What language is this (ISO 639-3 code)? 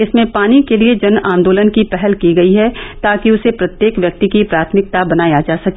hin